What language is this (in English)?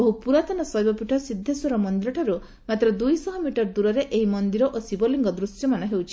Odia